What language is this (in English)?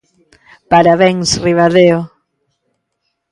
Galician